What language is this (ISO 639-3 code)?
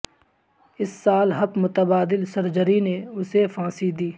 urd